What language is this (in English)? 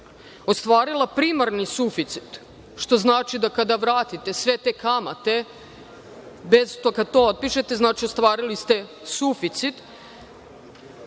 Serbian